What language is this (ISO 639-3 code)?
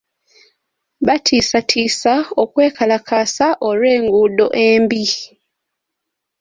lug